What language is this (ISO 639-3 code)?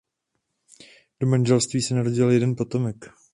ces